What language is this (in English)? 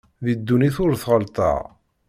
Kabyle